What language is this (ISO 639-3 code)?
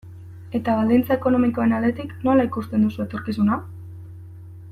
eus